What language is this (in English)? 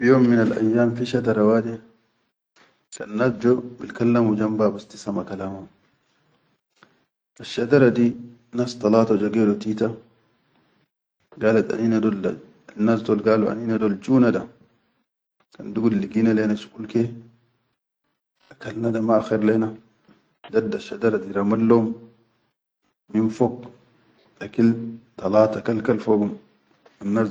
Chadian Arabic